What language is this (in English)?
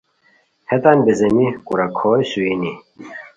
Khowar